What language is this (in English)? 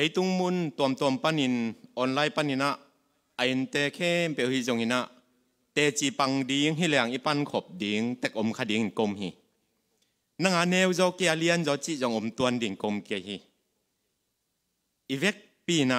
Thai